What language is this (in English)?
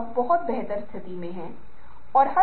Hindi